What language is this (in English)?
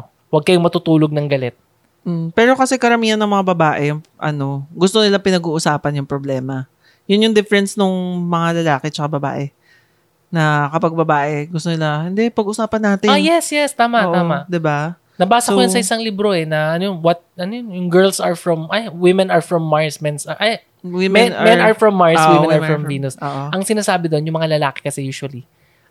Filipino